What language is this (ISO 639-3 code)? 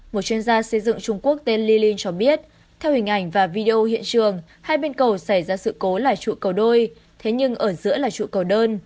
vie